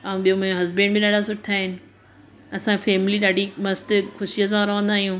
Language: Sindhi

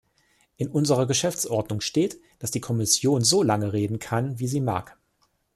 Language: German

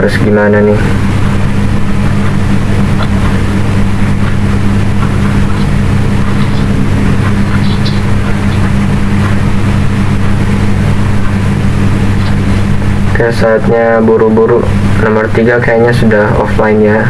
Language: Indonesian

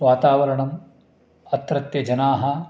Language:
Sanskrit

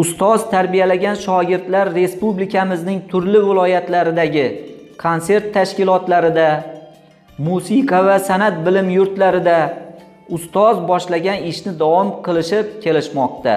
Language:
Turkish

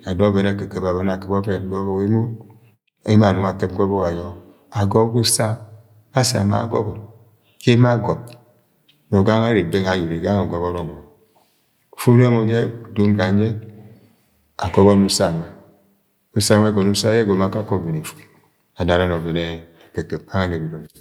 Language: Agwagwune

